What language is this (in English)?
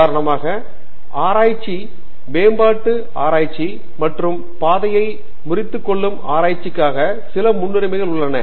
Tamil